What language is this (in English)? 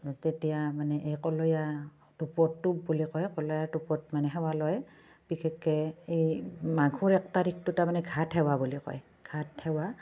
Assamese